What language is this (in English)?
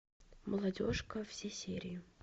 Russian